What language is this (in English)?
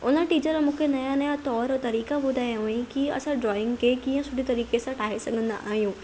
Sindhi